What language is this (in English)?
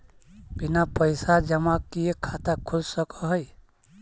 Magahi